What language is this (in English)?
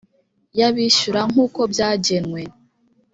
Kinyarwanda